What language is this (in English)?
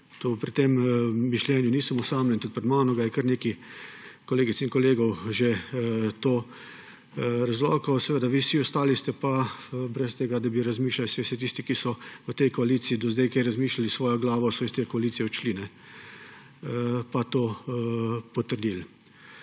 Slovenian